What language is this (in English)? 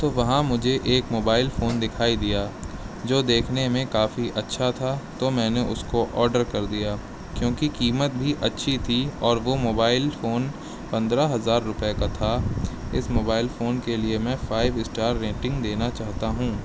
Urdu